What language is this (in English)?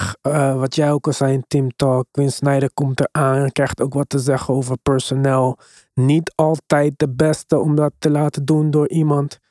Dutch